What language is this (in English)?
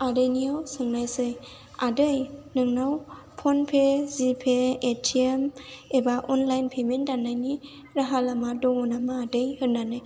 Bodo